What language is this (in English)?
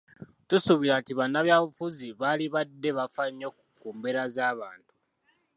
Ganda